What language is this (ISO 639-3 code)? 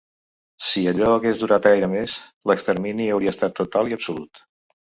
cat